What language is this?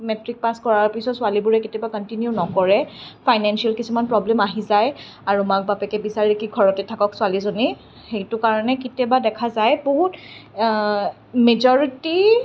Assamese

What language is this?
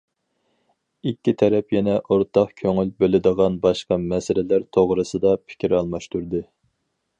Uyghur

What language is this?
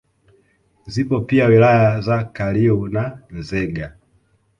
Swahili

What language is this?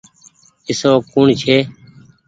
Goaria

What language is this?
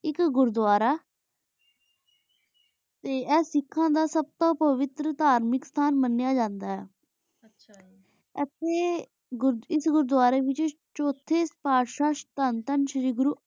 Punjabi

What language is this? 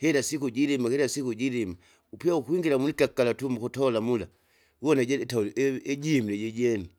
Kinga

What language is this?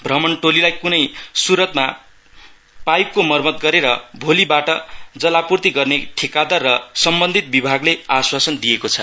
Nepali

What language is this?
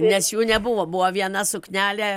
Lithuanian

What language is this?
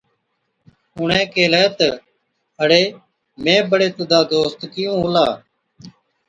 Od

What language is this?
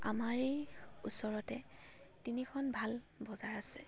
Assamese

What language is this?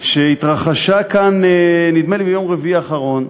Hebrew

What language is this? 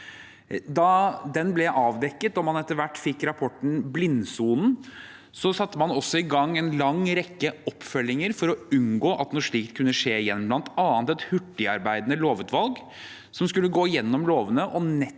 Norwegian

